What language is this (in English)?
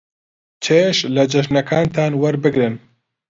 Central Kurdish